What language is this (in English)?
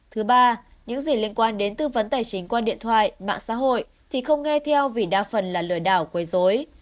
Vietnamese